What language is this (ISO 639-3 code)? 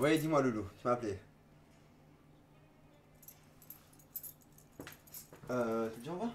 fra